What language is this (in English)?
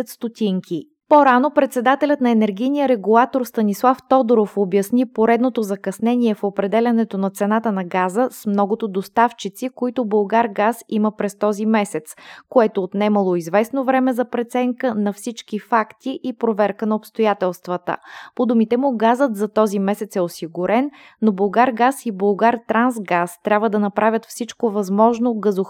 Bulgarian